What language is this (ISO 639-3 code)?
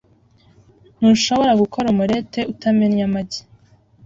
kin